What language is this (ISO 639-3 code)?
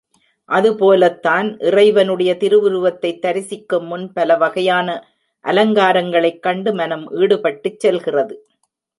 tam